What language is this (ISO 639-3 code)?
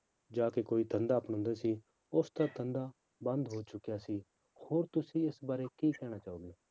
pan